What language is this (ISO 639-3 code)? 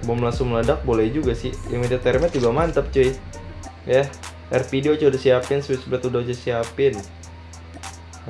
ind